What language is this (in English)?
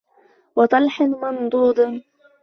Arabic